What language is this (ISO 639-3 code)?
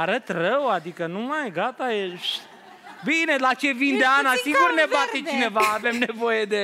ron